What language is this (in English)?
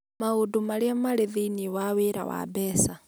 Kikuyu